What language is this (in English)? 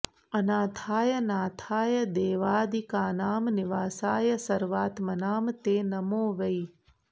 Sanskrit